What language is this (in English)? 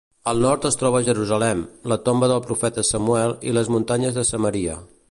Catalan